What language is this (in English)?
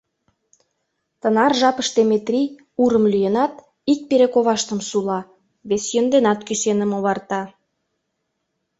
Mari